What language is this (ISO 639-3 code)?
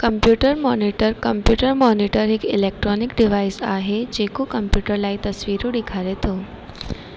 snd